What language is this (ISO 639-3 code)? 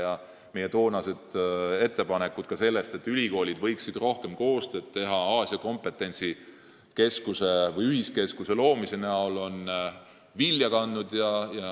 est